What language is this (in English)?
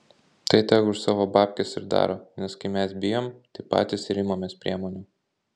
Lithuanian